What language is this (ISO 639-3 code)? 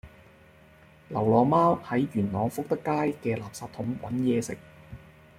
yue